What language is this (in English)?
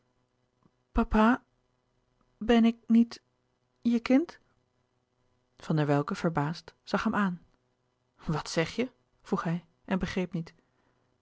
Dutch